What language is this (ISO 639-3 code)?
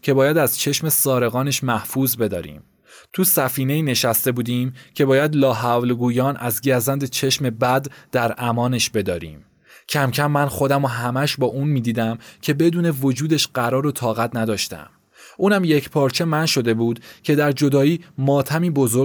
fas